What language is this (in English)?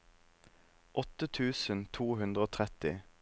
Norwegian